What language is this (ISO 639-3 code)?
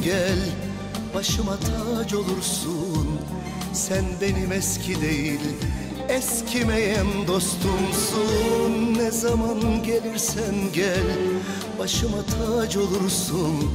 tur